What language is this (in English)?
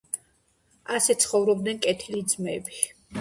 Georgian